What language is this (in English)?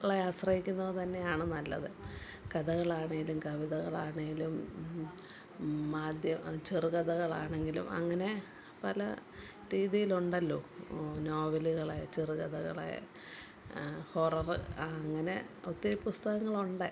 Malayalam